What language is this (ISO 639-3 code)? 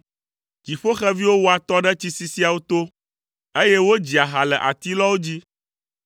ewe